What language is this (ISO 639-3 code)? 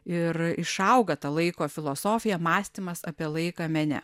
lit